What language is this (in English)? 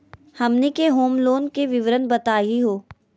Magahi